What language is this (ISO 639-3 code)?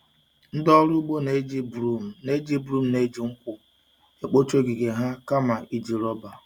ibo